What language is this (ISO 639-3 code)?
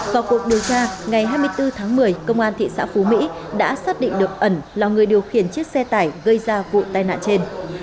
vie